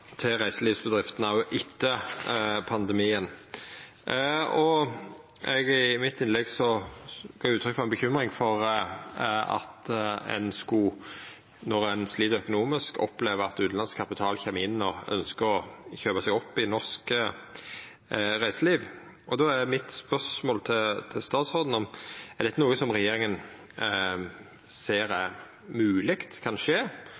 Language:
Norwegian Nynorsk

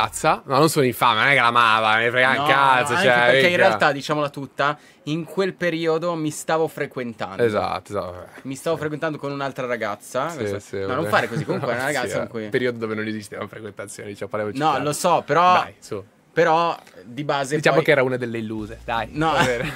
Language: Italian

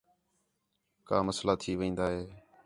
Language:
Khetrani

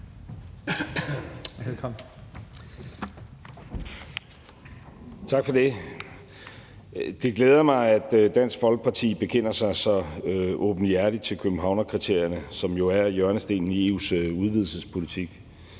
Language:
Danish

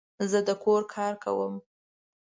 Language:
Pashto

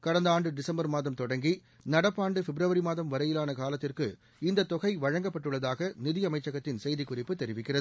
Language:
Tamil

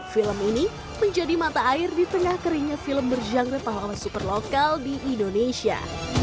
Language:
Indonesian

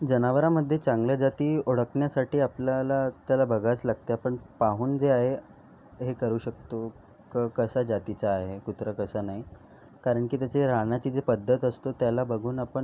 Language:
Marathi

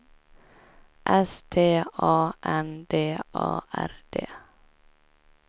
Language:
Swedish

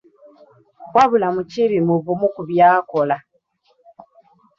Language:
Ganda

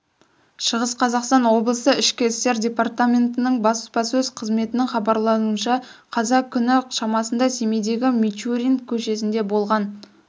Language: Kazakh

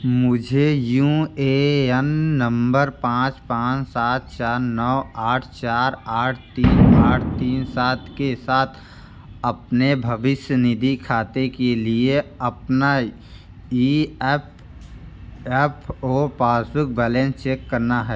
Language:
Hindi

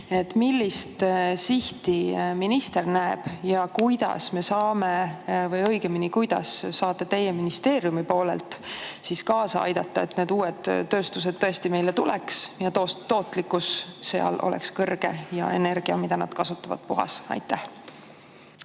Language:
Estonian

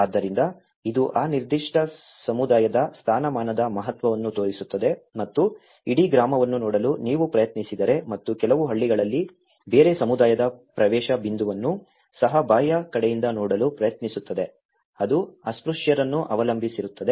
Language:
Kannada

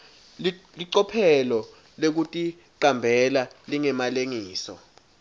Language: Swati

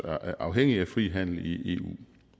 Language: Danish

